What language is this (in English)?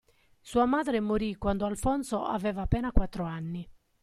Italian